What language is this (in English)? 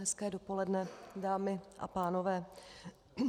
Czech